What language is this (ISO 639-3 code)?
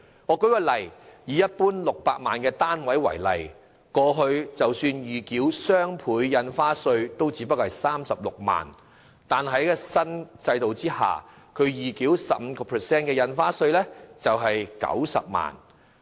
yue